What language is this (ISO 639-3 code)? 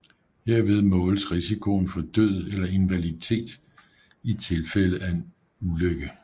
dan